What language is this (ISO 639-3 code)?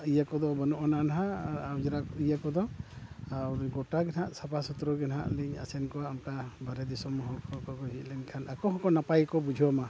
sat